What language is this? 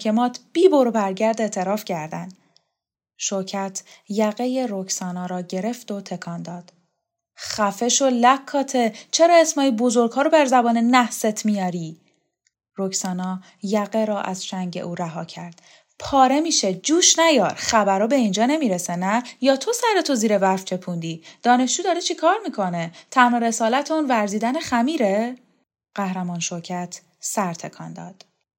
Persian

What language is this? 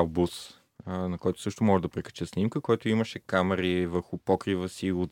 Bulgarian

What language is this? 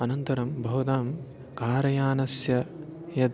Sanskrit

